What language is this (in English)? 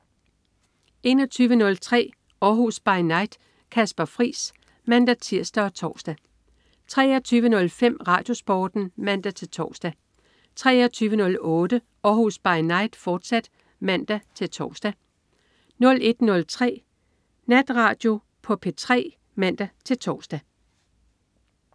Danish